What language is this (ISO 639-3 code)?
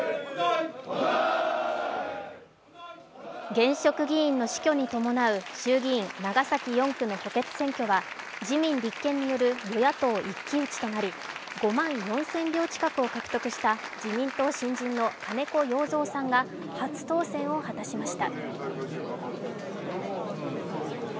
jpn